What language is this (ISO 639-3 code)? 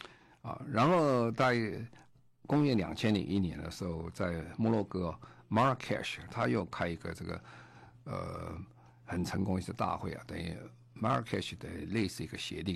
zho